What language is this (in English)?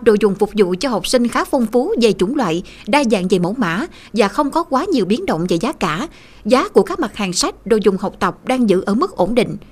Vietnamese